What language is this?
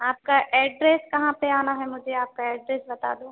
Hindi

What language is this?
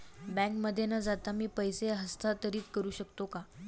Marathi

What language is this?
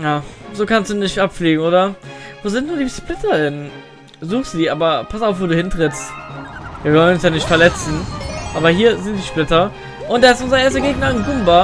German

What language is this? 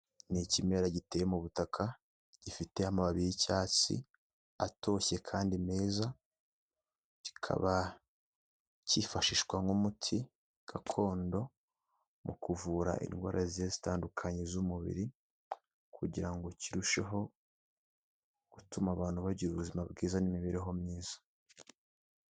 Kinyarwanda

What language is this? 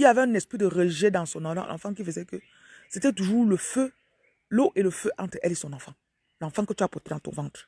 French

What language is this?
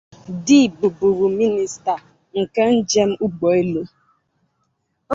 Igbo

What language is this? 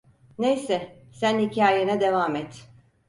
Turkish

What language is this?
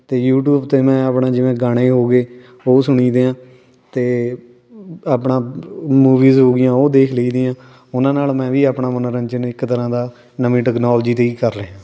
Punjabi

